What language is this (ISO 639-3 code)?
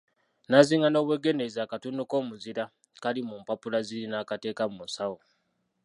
lug